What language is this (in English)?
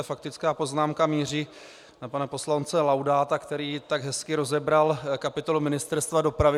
Czech